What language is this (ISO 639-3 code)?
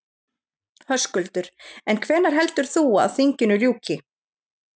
isl